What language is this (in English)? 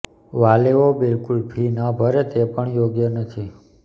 Gujarati